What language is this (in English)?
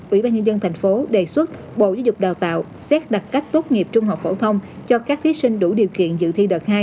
Vietnamese